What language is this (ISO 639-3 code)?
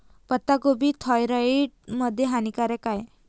mar